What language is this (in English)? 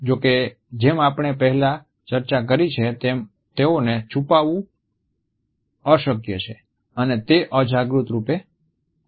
Gujarati